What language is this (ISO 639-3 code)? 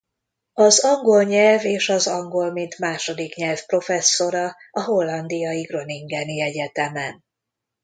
hun